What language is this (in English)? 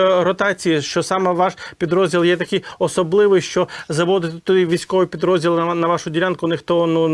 Ukrainian